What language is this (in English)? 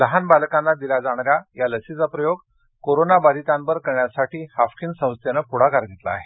Marathi